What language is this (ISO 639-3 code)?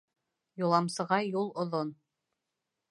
bak